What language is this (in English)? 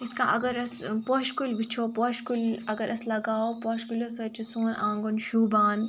Kashmiri